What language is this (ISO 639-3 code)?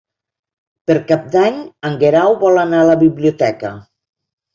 cat